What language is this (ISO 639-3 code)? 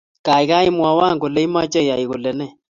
kln